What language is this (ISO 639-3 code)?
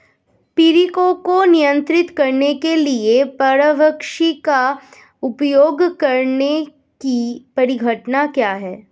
hin